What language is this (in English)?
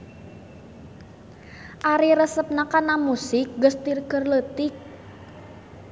Sundanese